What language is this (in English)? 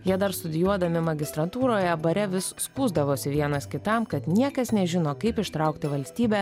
Lithuanian